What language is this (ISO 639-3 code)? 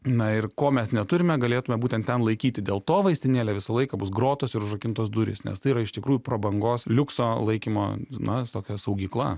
lit